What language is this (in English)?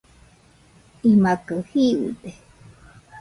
Nüpode Huitoto